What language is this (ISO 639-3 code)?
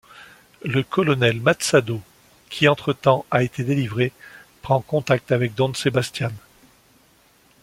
fra